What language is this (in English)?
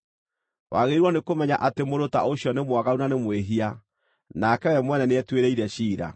Kikuyu